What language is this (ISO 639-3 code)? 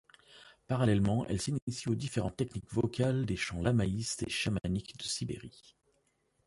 fra